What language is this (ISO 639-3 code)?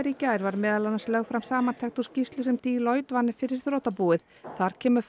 isl